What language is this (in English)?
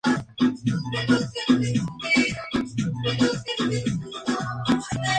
Spanish